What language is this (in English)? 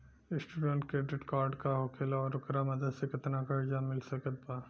Bhojpuri